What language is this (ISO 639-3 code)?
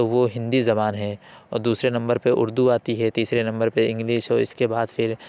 urd